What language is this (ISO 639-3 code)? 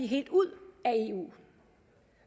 dan